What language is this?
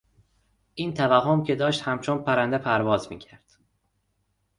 Persian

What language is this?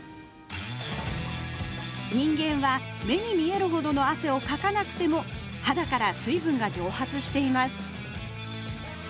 Japanese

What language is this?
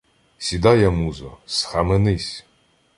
Ukrainian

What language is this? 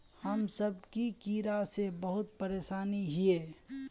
Magahi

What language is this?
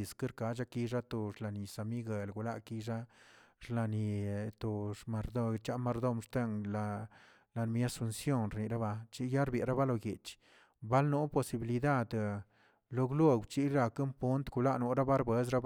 Tilquiapan Zapotec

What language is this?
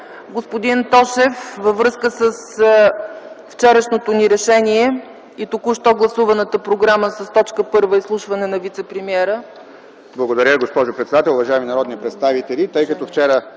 Bulgarian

